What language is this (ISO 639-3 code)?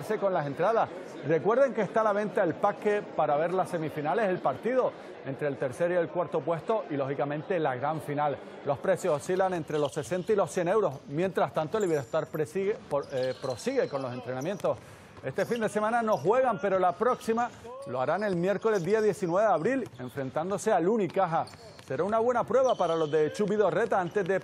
spa